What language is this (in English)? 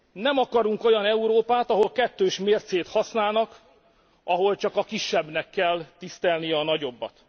Hungarian